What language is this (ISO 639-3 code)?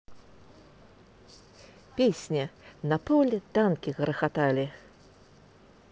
rus